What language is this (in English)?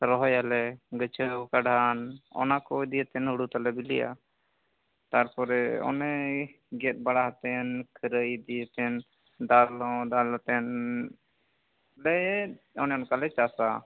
Santali